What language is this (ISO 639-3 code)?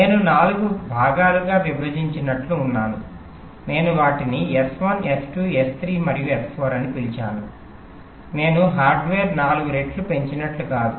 tel